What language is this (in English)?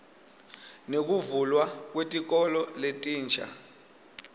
Swati